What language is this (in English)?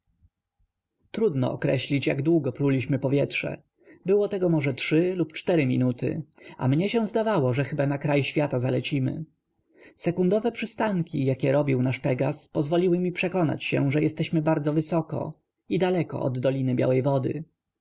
Polish